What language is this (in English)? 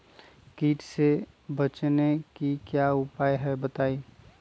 Magahi